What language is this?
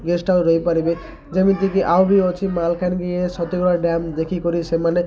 Odia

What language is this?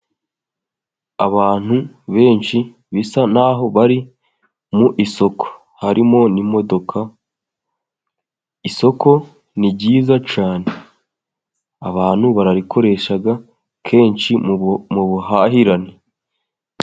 Kinyarwanda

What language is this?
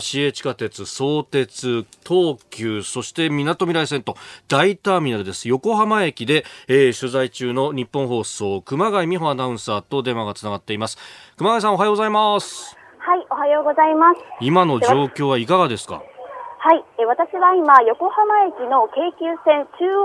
Japanese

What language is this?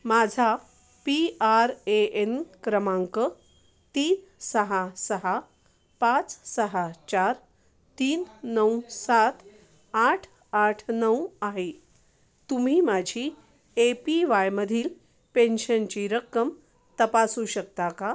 Marathi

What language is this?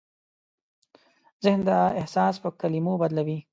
Pashto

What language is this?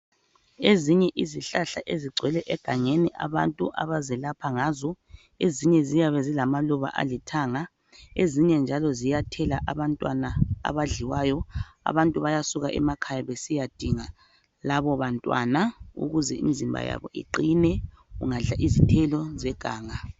North Ndebele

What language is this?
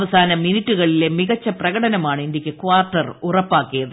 Malayalam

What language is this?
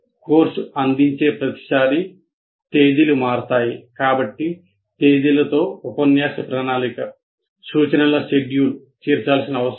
Telugu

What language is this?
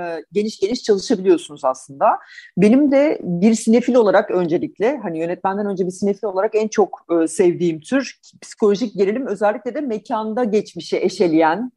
Turkish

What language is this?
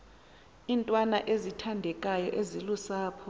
Xhosa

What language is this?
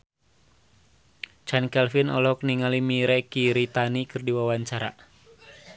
Sundanese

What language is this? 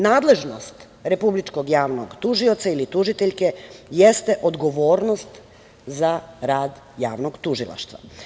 Serbian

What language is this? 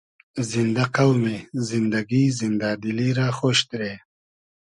Hazaragi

